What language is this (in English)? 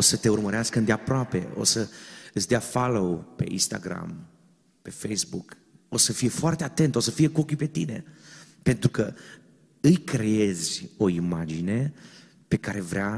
Romanian